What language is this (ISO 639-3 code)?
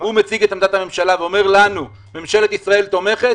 heb